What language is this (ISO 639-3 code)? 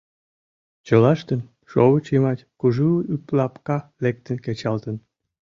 chm